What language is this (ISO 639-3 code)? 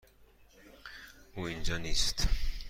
fas